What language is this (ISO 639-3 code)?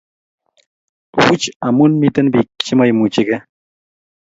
kln